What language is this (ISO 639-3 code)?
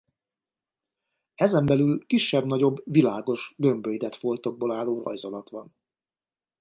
hun